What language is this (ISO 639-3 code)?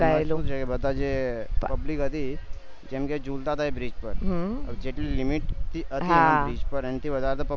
guj